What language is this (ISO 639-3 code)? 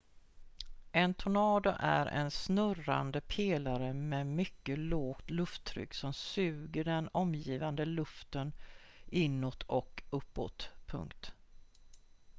swe